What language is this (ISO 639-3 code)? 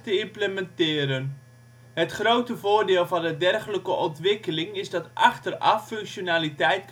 nld